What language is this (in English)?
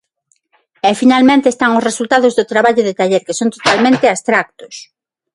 Galician